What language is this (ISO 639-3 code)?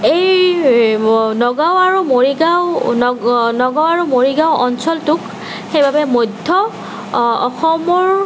asm